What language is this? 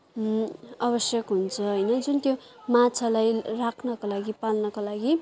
Nepali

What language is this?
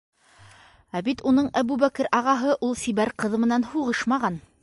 Bashkir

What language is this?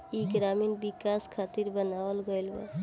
Bhojpuri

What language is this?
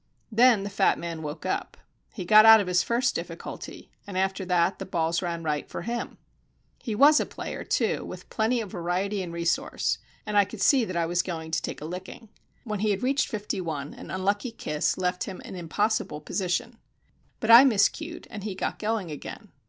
English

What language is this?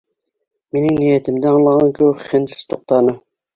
Bashkir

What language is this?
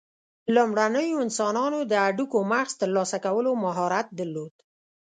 Pashto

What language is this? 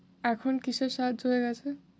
Bangla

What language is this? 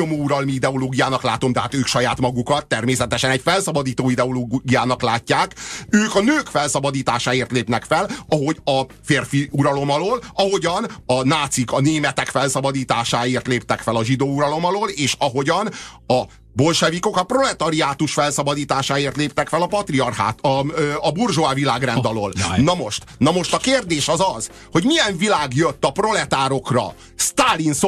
Hungarian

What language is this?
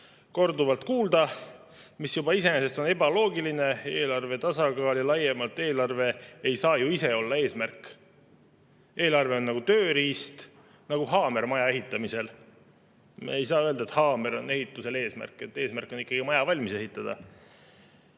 Estonian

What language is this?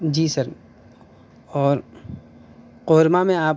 Urdu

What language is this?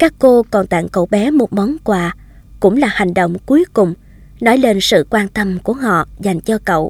Vietnamese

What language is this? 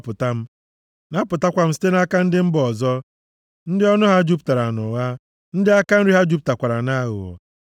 Igbo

